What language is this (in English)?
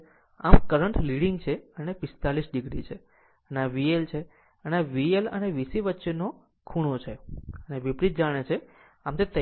Gujarati